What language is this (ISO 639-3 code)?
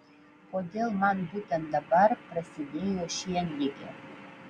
lit